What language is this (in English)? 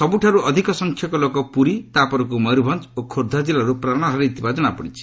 Odia